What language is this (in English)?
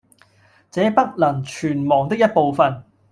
Cantonese